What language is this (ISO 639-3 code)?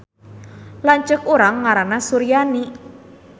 sun